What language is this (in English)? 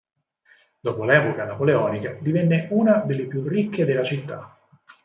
Italian